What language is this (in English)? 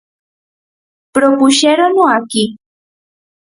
Galician